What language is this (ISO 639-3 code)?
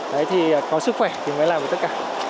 vie